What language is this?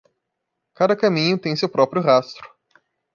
Portuguese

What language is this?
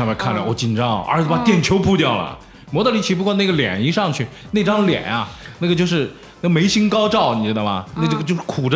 Chinese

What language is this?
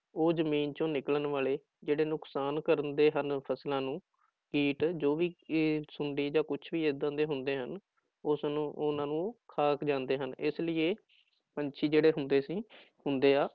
Punjabi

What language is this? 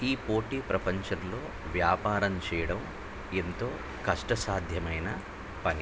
Telugu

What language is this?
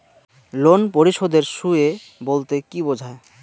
Bangla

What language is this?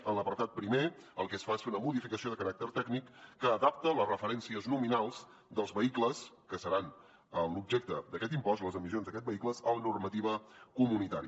Catalan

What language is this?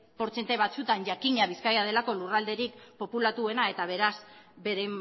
Basque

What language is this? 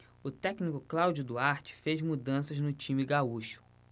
Portuguese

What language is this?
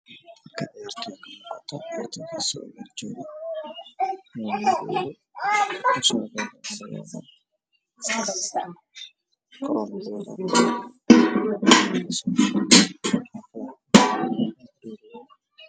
Somali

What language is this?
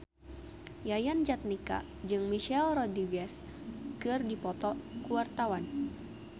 Sundanese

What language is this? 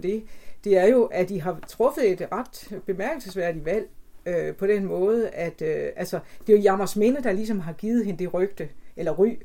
Danish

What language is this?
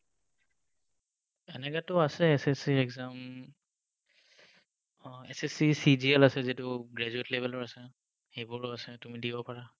Assamese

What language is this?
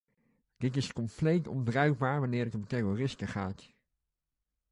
Dutch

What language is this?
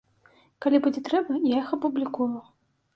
Belarusian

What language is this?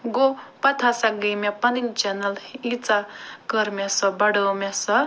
Kashmiri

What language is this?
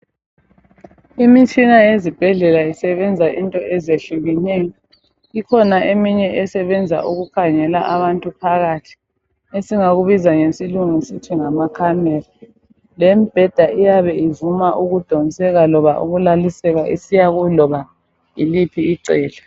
North Ndebele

